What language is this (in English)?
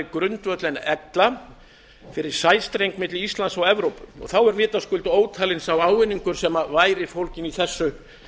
Icelandic